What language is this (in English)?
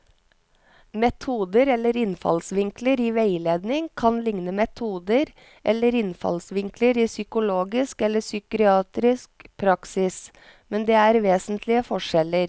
Norwegian